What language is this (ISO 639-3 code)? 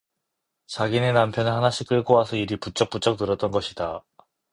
kor